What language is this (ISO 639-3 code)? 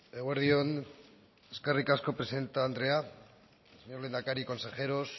eus